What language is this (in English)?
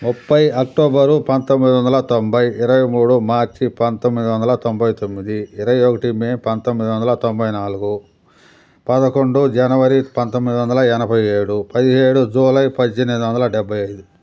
Telugu